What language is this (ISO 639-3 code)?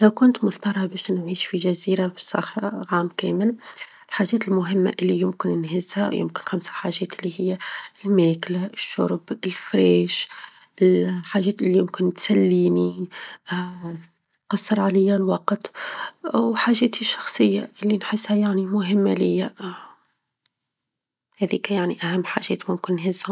aeb